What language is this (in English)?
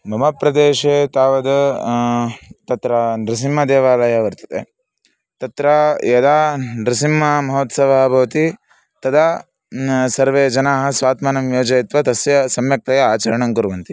Sanskrit